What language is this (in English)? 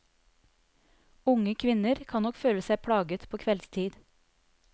Norwegian